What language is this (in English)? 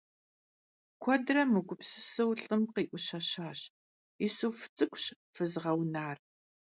Kabardian